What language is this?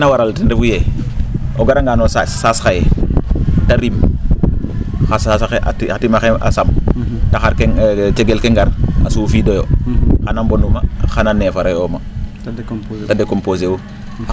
Serer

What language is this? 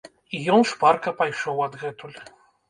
Belarusian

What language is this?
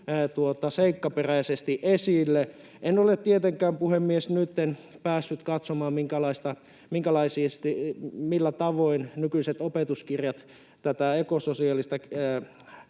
Finnish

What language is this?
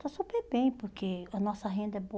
Portuguese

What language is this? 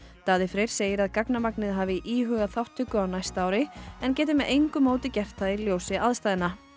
Icelandic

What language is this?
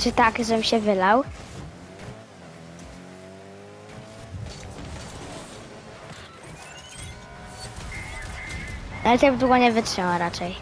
Polish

